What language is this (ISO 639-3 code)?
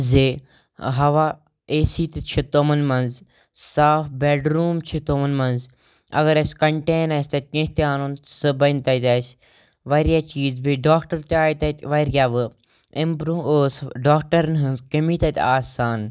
kas